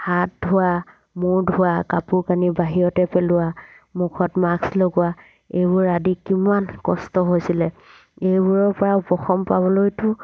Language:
Assamese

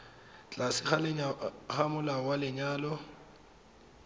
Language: Tswana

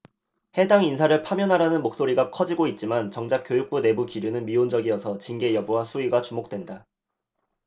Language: Korean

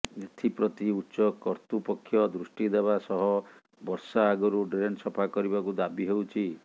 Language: Odia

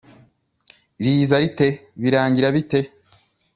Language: Kinyarwanda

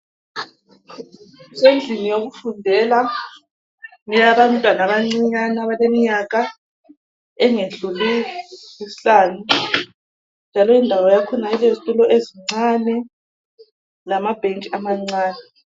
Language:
North Ndebele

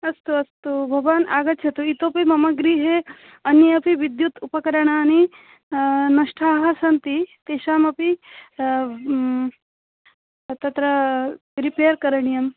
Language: Sanskrit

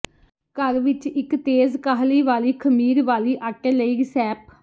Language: Punjabi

